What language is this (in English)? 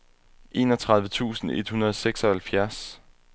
Danish